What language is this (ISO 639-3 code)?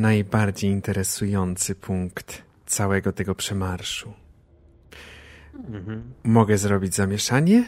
pol